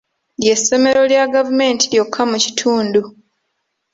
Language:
Ganda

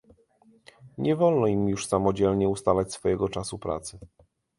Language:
Polish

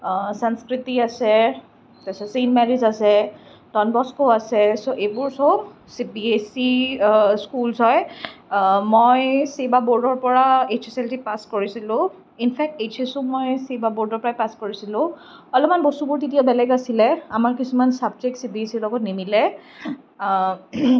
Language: Assamese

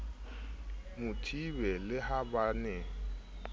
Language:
Southern Sotho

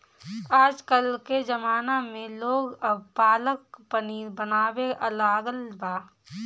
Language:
Bhojpuri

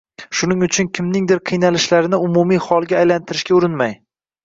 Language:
Uzbek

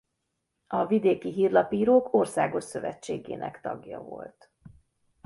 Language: Hungarian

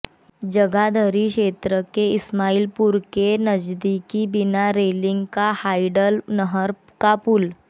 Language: Hindi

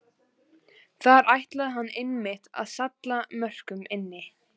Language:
Icelandic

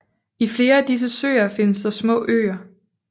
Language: Danish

